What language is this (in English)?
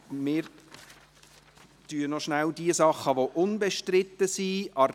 Swiss German